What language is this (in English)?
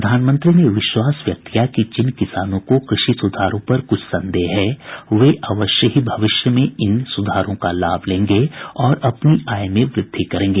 Hindi